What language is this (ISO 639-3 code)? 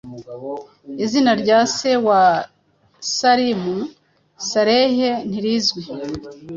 kin